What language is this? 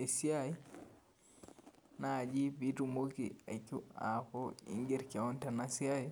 Masai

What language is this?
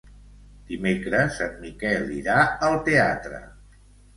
Catalan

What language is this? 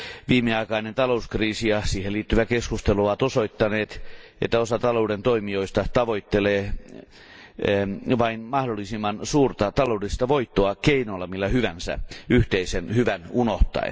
Finnish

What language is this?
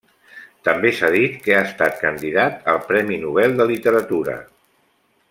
Catalan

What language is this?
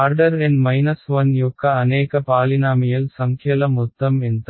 Telugu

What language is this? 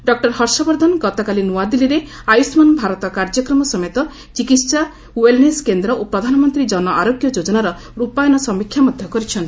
Odia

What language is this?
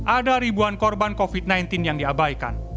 Indonesian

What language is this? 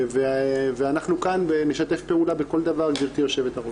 Hebrew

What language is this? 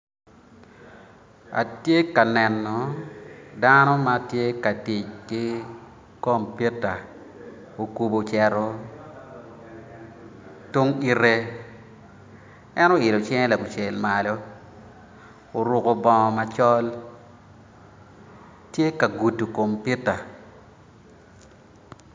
Acoli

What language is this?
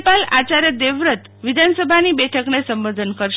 Gujarati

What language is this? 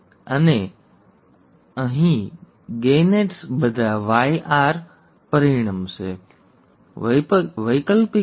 Gujarati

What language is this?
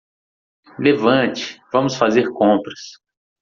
Portuguese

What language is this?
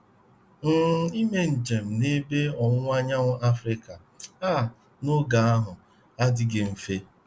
Igbo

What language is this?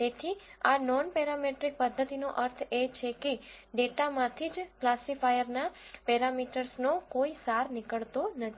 Gujarati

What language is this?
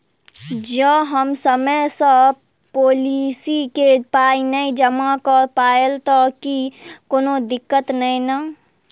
Maithili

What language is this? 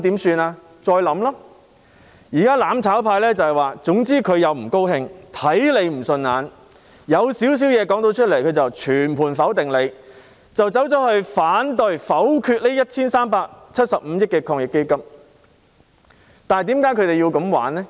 Cantonese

